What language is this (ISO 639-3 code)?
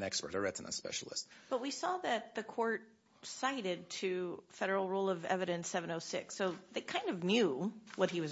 eng